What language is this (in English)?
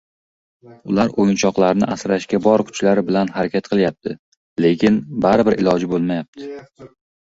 Uzbek